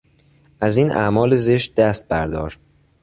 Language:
Persian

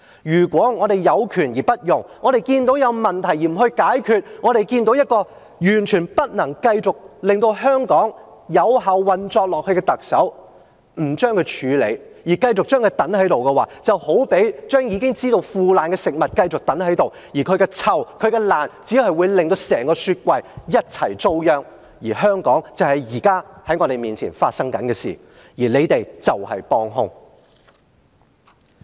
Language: Cantonese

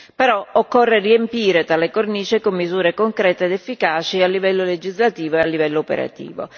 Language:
Italian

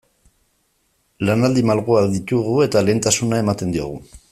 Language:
Basque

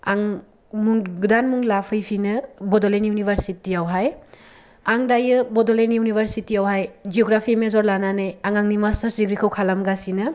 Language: Bodo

